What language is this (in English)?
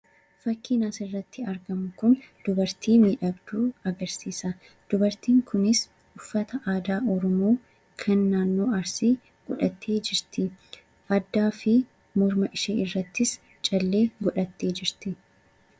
Oromo